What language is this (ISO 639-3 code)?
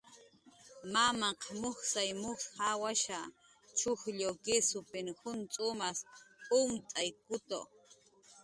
jqr